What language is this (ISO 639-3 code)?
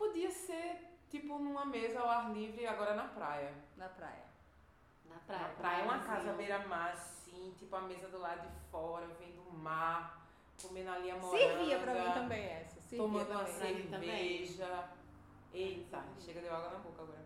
por